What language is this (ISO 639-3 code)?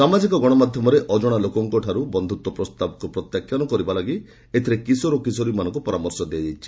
ori